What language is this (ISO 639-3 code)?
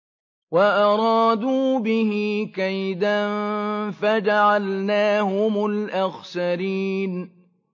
ara